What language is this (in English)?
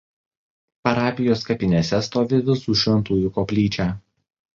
Lithuanian